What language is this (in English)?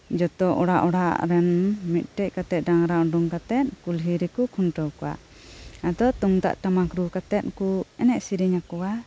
Santali